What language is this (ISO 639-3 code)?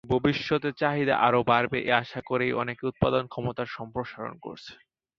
ben